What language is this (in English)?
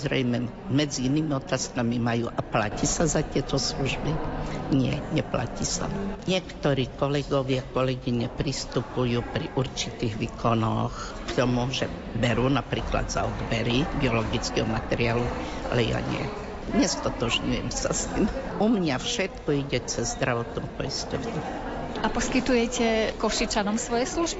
Slovak